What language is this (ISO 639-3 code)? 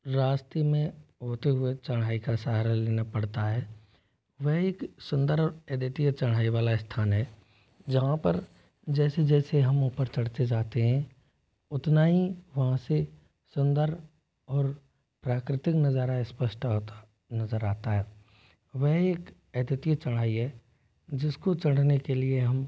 hin